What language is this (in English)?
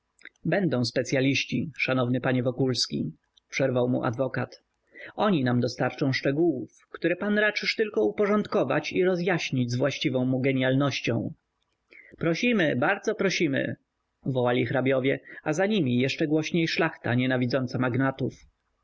Polish